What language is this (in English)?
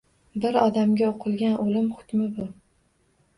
Uzbek